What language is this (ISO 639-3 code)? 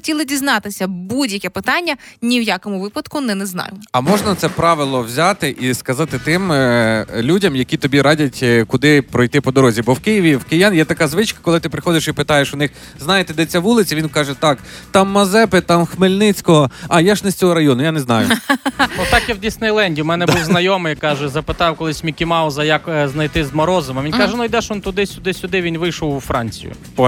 ukr